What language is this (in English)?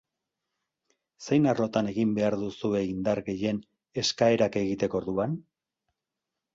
Basque